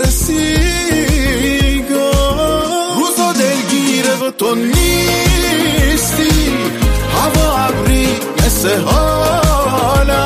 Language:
Persian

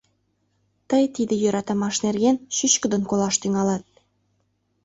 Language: Mari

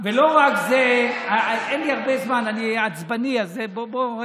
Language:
Hebrew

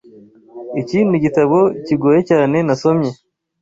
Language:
Kinyarwanda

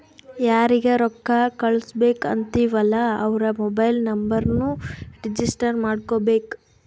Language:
Kannada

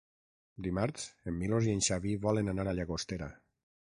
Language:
Catalan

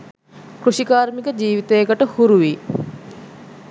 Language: Sinhala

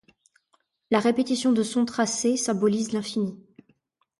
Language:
French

